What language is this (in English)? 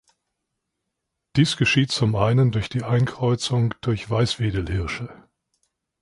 German